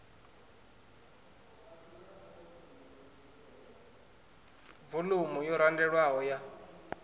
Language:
Venda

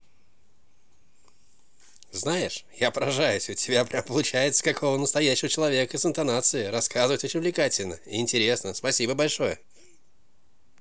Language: Russian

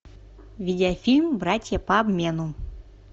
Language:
Russian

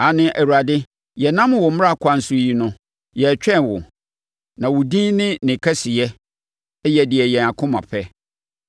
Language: Akan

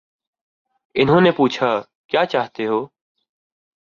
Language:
Urdu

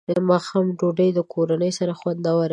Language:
Pashto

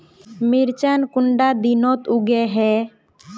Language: Magahi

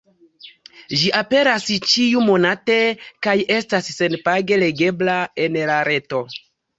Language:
Esperanto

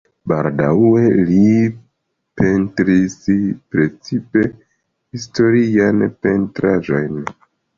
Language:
Esperanto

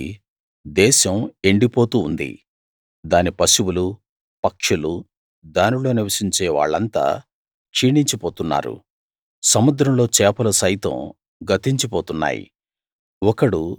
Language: Telugu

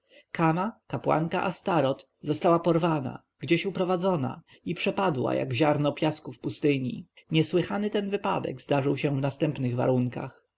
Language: Polish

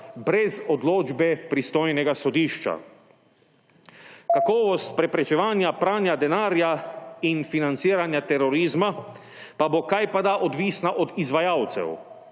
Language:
Slovenian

